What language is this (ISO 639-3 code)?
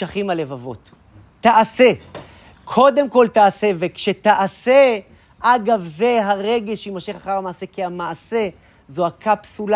heb